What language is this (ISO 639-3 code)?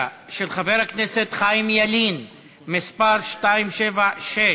heb